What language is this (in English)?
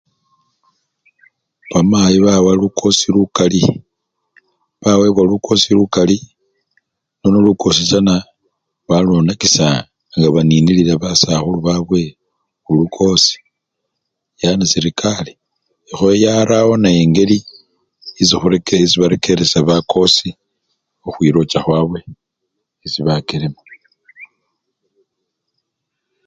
Luyia